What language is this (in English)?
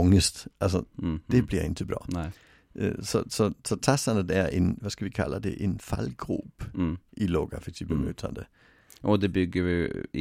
Swedish